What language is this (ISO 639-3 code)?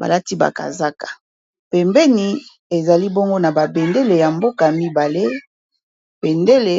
lin